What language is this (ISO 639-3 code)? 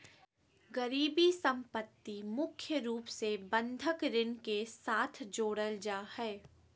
mag